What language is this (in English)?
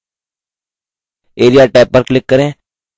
Hindi